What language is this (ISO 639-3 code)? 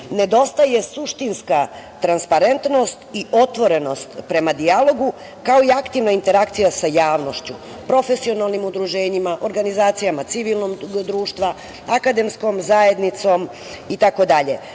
srp